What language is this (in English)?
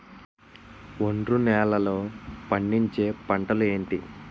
Telugu